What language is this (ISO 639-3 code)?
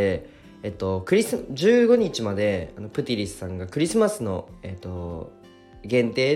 jpn